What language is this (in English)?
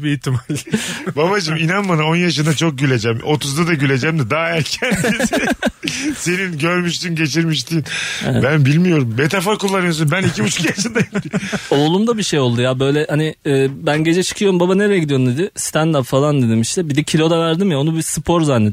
Turkish